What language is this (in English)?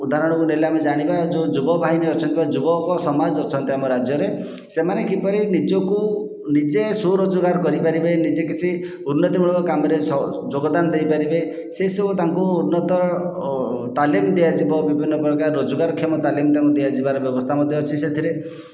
Odia